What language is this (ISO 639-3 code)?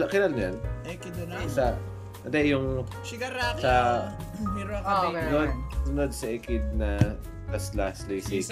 fil